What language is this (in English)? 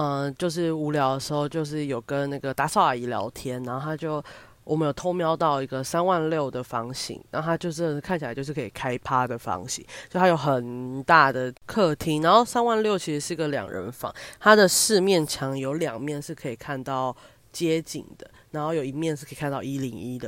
Chinese